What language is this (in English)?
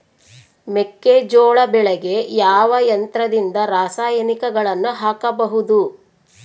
Kannada